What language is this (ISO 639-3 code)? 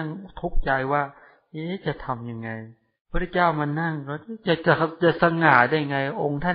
tha